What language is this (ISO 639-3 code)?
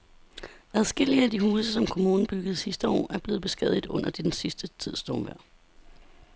dan